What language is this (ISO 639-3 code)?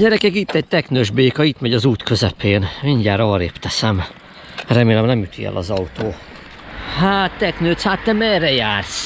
hun